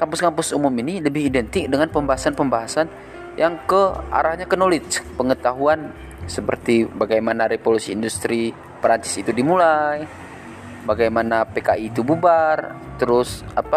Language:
Indonesian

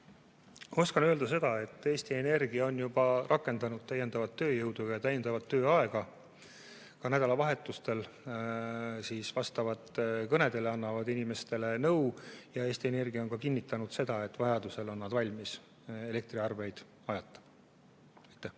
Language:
Estonian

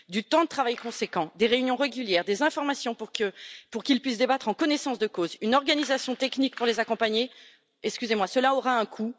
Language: French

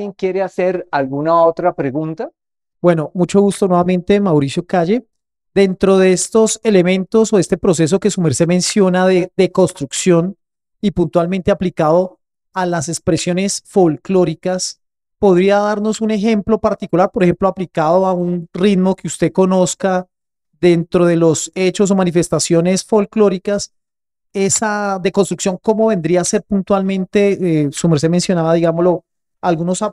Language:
Spanish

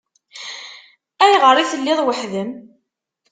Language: Kabyle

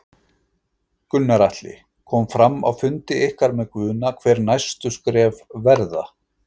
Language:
Icelandic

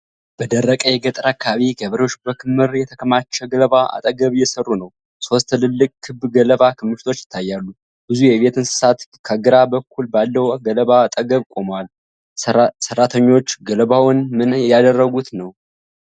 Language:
Amharic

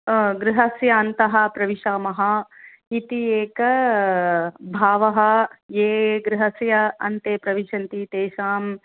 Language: Sanskrit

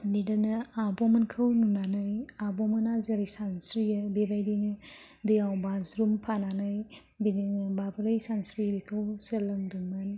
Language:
Bodo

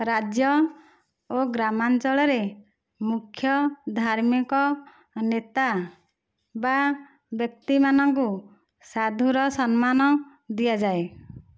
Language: Odia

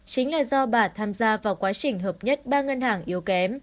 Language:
Vietnamese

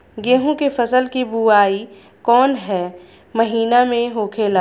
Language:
Bhojpuri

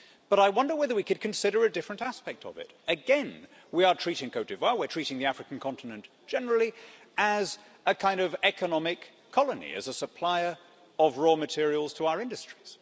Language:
English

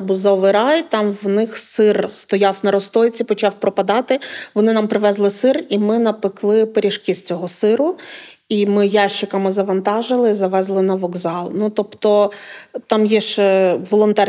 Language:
Ukrainian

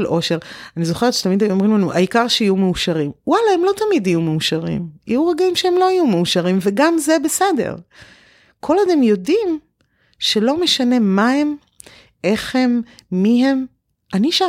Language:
Hebrew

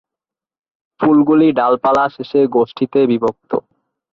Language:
Bangla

